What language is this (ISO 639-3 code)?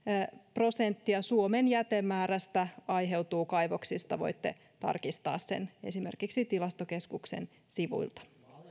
fin